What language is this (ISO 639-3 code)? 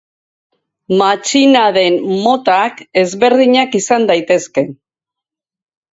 eus